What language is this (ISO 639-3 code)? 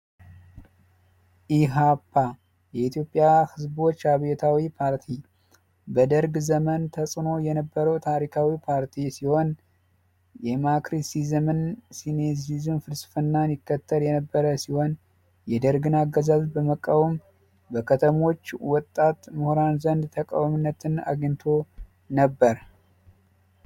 amh